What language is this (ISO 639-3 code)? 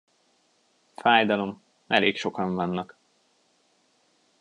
hun